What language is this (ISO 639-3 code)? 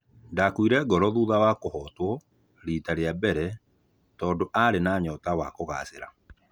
kik